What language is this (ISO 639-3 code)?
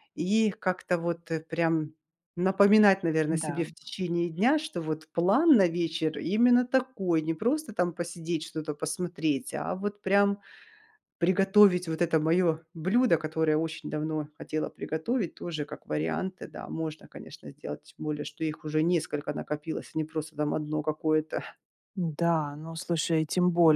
rus